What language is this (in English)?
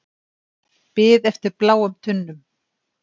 Icelandic